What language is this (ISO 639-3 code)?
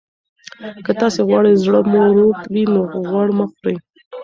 pus